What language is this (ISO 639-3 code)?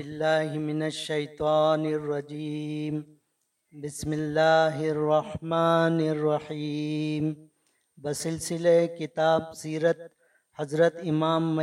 urd